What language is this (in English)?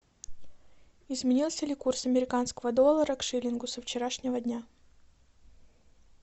Russian